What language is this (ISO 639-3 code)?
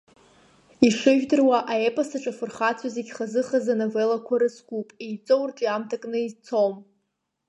abk